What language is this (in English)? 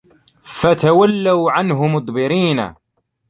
Arabic